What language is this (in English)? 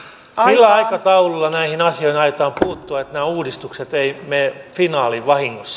Finnish